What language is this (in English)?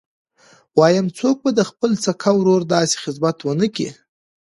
Pashto